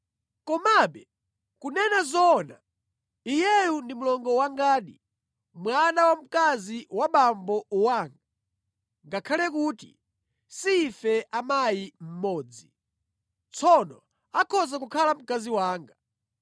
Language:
Nyanja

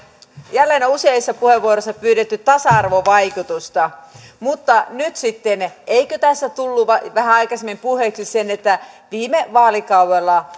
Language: Finnish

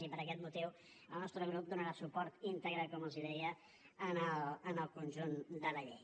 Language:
Catalan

